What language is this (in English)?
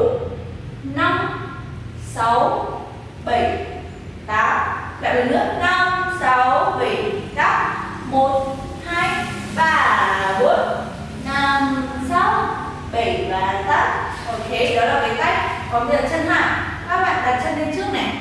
Vietnamese